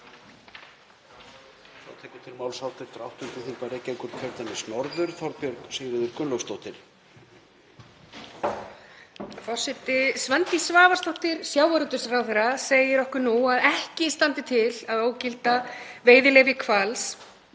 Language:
Icelandic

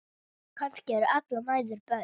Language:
Icelandic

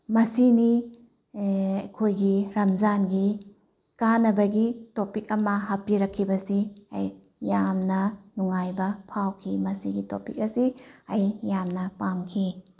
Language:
Manipuri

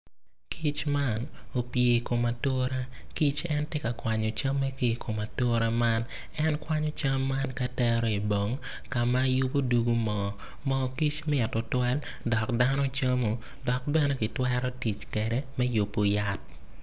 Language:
Acoli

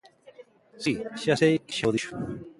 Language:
Galician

